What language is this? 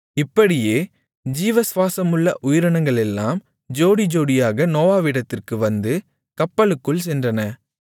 Tamil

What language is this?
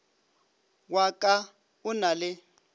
Northern Sotho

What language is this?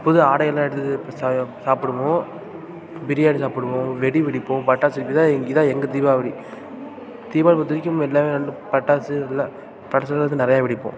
Tamil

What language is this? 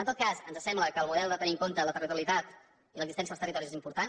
Catalan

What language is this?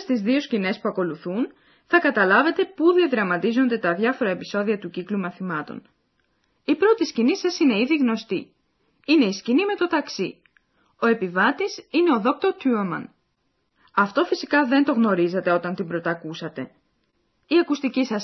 Greek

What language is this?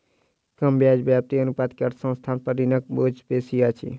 Maithili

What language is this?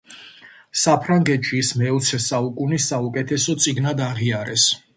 Georgian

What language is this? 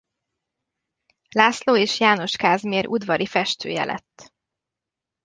Hungarian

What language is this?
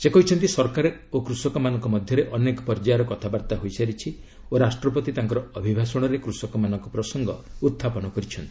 Odia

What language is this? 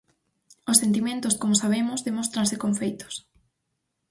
Galician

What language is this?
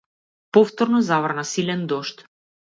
Macedonian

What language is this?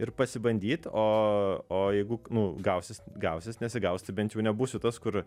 Lithuanian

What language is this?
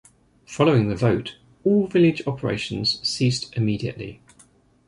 English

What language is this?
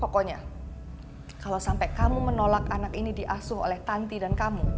Indonesian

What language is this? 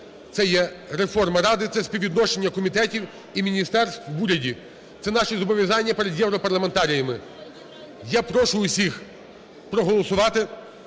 Ukrainian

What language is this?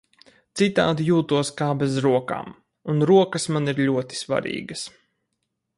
Latvian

